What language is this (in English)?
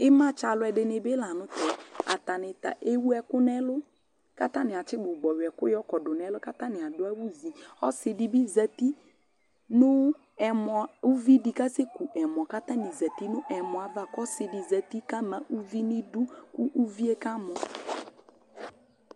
Ikposo